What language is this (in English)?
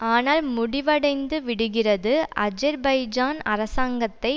Tamil